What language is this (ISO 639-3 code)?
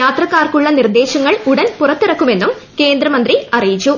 mal